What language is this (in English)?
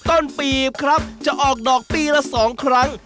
Thai